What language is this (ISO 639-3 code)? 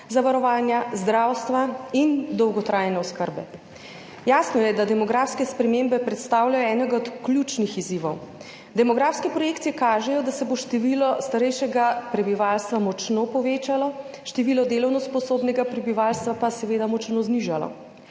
slv